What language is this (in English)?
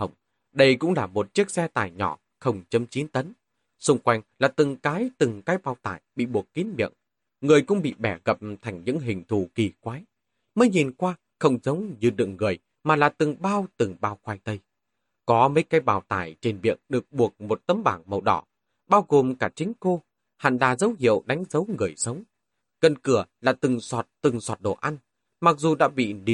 Vietnamese